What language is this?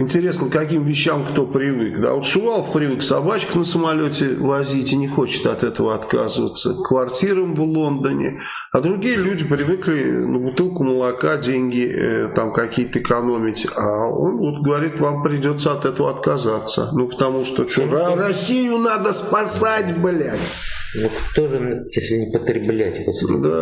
Russian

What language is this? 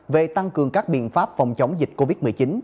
Vietnamese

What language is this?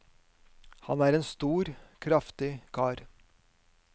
Norwegian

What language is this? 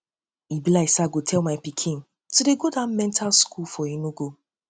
Nigerian Pidgin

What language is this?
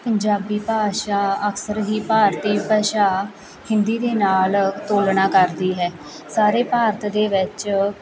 Punjabi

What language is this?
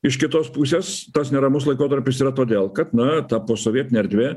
Lithuanian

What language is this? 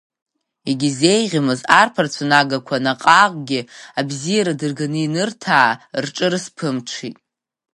Abkhazian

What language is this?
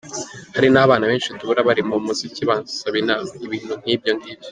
Kinyarwanda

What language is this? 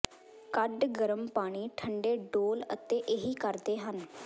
Punjabi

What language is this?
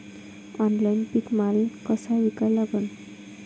Marathi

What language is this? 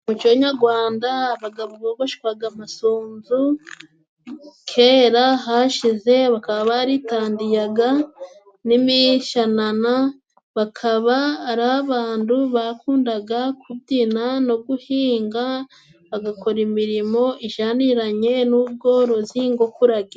Kinyarwanda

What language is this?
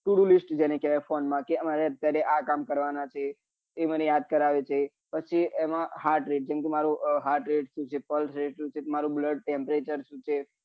Gujarati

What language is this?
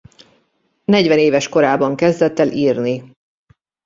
Hungarian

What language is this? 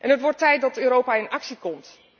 Dutch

